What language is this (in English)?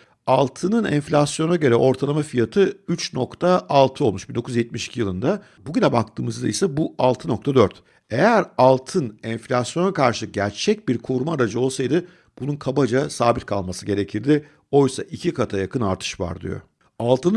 Turkish